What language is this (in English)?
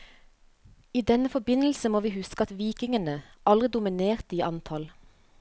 Norwegian